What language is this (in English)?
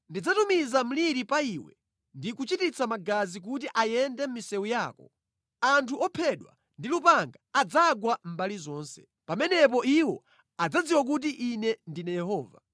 Nyanja